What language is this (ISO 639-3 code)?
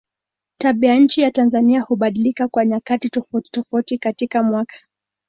swa